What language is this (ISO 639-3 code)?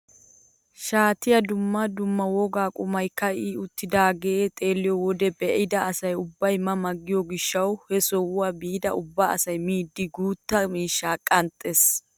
wal